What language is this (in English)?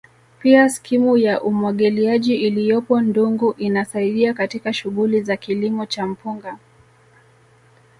Swahili